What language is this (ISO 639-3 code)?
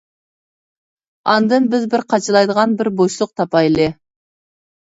uig